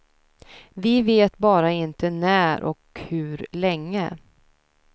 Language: Swedish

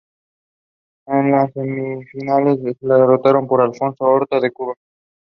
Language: Spanish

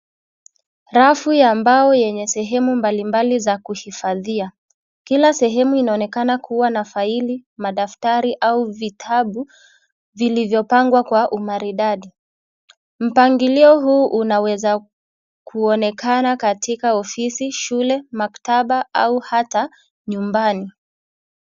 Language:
Swahili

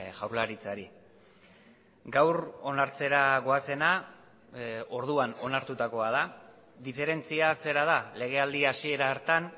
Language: Basque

